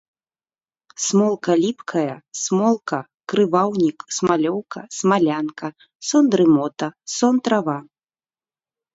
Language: Belarusian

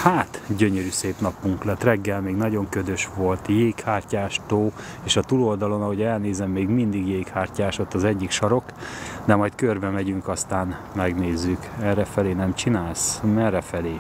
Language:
Hungarian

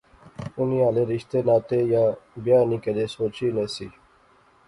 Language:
Pahari-Potwari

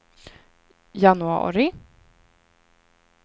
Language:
Swedish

